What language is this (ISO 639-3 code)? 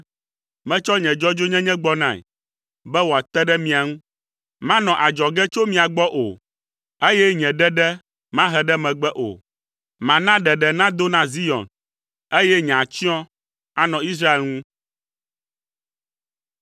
ewe